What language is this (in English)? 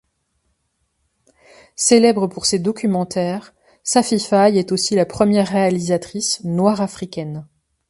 French